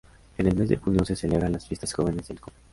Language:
Spanish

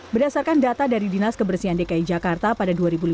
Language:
Indonesian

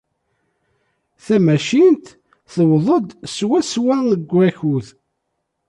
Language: Kabyle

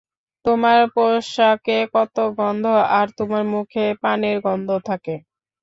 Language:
Bangla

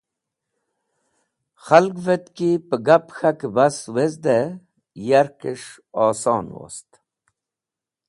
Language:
Wakhi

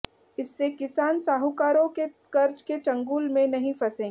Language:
Hindi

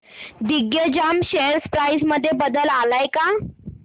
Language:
Marathi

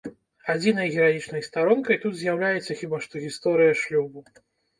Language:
Belarusian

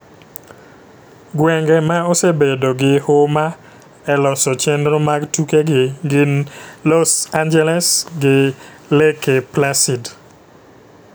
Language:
Luo (Kenya and Tanzania)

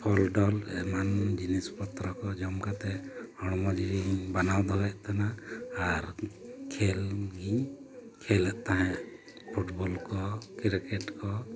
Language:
Santali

